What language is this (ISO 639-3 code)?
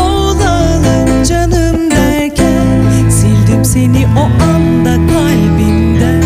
tur